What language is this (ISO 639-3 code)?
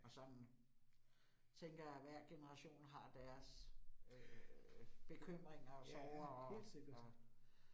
dan